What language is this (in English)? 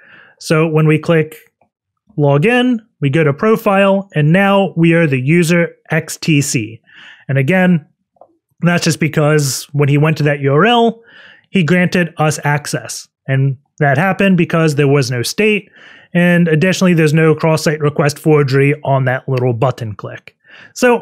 English